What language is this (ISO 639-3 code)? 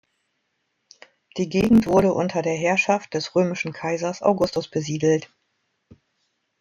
deu